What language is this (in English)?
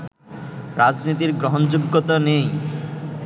Bangla